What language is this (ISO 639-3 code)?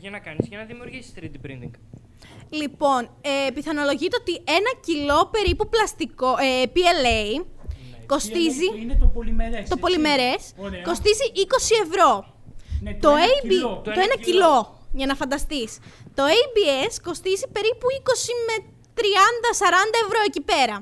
ell